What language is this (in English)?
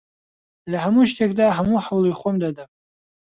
Central Kurdish